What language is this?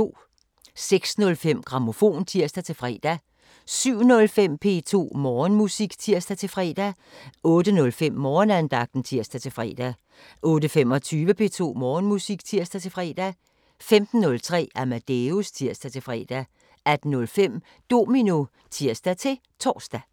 Danish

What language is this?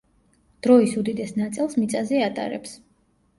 Georgian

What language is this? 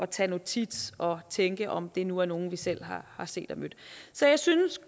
Danish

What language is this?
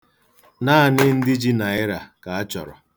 Igbo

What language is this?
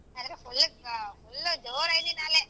Kannada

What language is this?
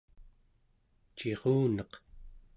Central Yupik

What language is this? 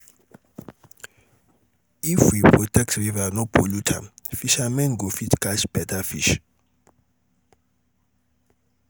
Nigerian Pidgin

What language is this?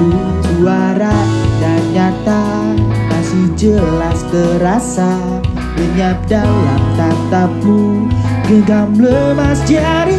Indonesian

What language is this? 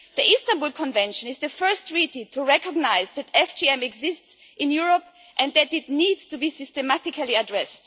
English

